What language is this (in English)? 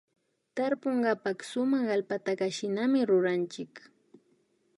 Imbabura Highland Quichua